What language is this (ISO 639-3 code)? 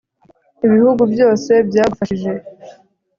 kin